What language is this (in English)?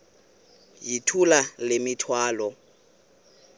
Xhosa